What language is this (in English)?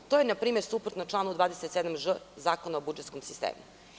Serbian